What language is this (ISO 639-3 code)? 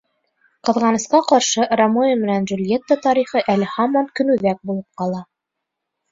bak